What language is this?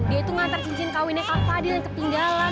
Indonesian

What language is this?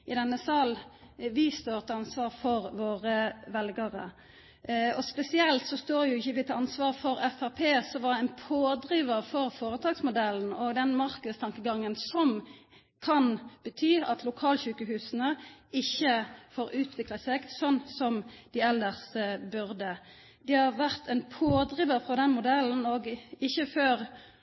Norwegian Nynorsk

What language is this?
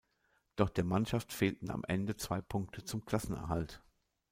German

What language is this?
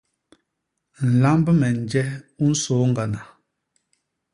Basaa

